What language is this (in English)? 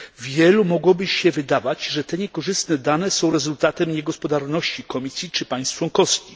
Polish